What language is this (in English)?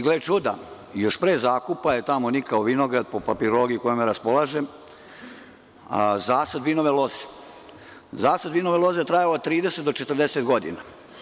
Serbian